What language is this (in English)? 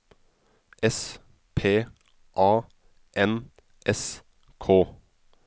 Norwegian